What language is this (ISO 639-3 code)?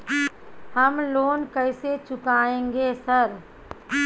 mai